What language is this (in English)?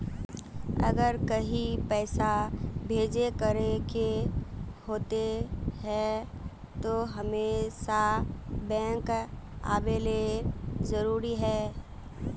Magahi